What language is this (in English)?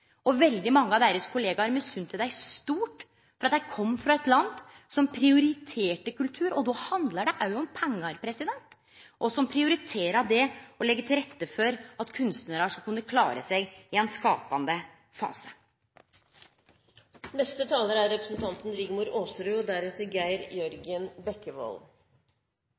Norwegian Nynorsk